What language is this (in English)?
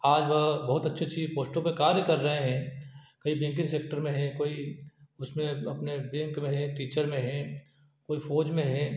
Hindi